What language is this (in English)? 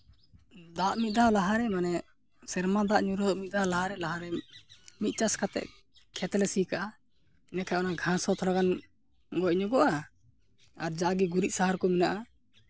Santali